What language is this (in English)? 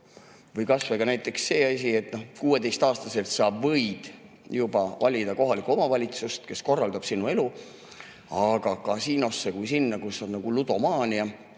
Estonian